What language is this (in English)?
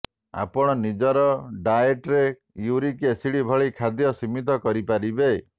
Odia